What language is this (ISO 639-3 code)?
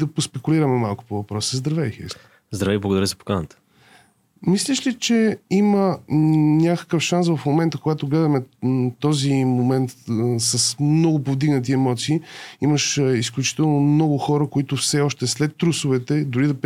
bul